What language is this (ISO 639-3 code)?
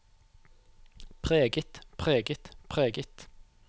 nor